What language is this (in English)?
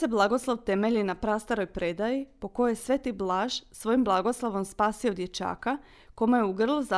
Croatian